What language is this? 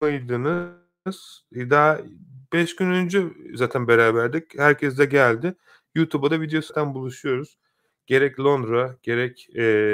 Turkish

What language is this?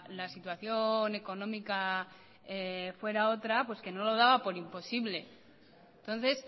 Spanish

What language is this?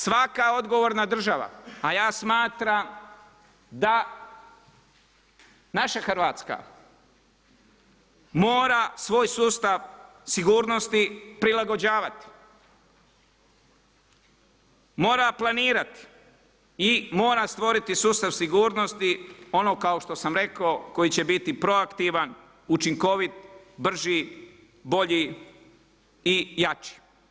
Croatian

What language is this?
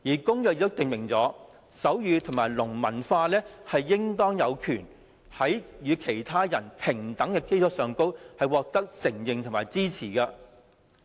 Cantonese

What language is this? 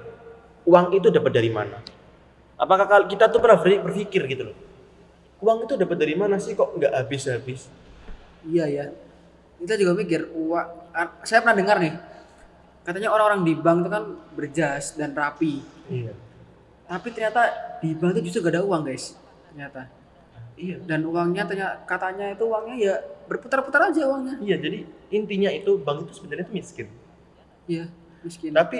Indonesian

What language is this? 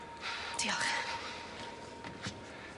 Welsh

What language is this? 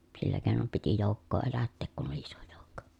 Finnish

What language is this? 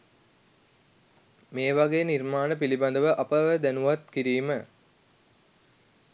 Sinhala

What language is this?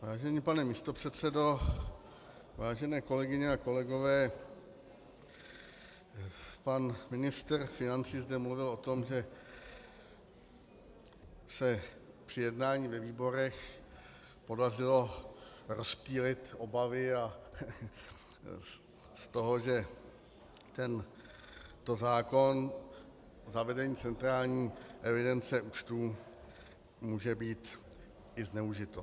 Czech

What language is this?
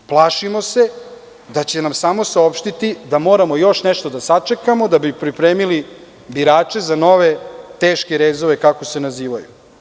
Serbian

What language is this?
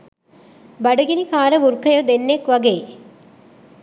Sinhala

